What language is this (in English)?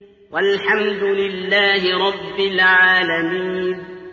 Arabic